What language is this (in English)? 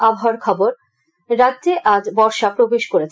Bangla